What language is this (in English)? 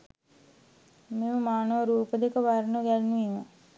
Sinhala